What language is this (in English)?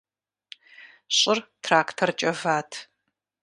Kabardian